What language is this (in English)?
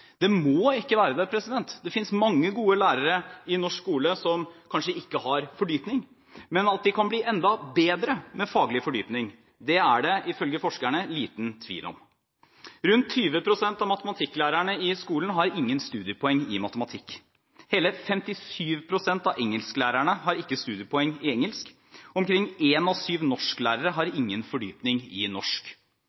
Norwegian Bokmål